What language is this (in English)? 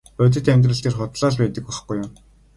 Mongolian